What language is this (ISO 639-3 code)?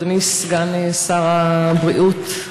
heb